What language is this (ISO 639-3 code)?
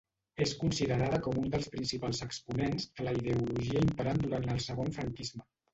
cat